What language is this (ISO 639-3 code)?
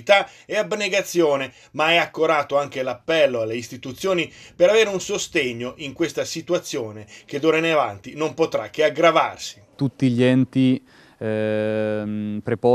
ita